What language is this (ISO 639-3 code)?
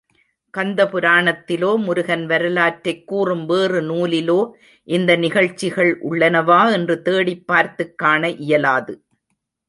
tam